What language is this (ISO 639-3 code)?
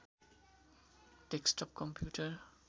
nep